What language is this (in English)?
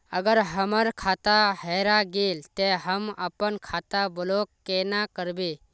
Magahi